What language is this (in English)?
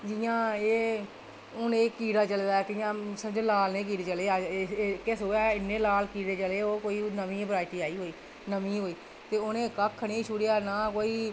Dogri